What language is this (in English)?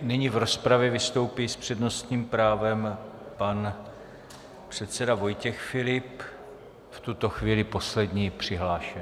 Czech